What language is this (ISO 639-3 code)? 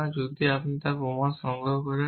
ben